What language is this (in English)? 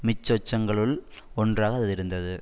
Tamil